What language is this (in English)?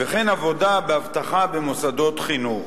Hebrew